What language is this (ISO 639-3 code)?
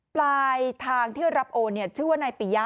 tha